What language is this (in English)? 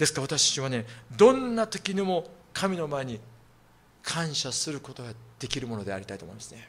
Japanese